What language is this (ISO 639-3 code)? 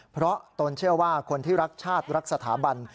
tha